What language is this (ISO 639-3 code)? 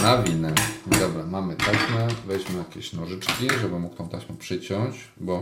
pol